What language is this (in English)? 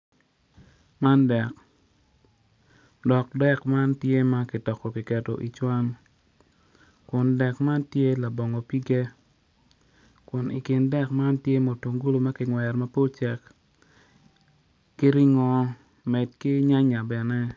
Acoli